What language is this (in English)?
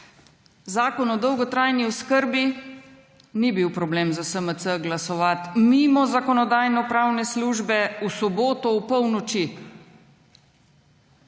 Slovenian